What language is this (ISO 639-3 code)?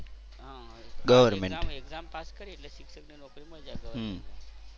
guj